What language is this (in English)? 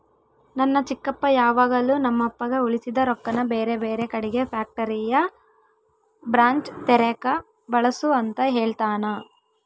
Kannada